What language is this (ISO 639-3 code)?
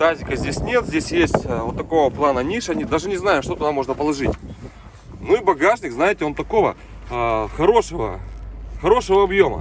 rus